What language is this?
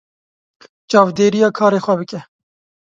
Kurdish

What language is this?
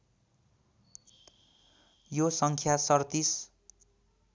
Nepali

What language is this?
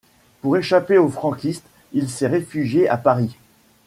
French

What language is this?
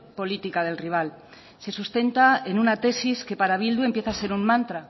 Spanish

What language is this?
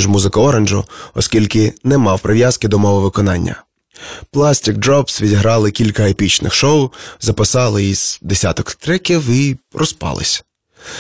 Ukrainian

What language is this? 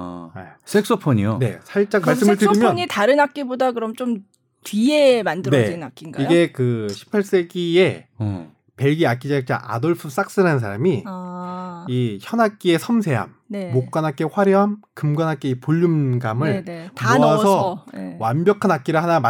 Korean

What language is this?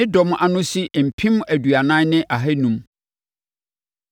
Akan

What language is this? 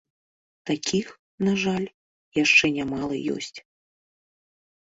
Belarusian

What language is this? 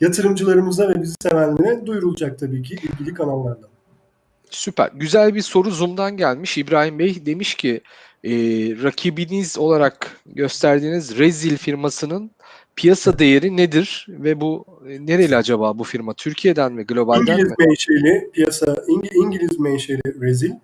Turkish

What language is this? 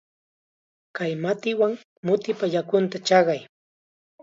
Chiquián Ancash Quechua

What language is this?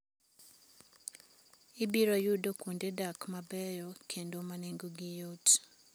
Luo (Kenya and Tanzania)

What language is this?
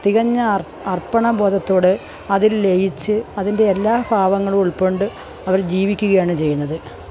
Malayalam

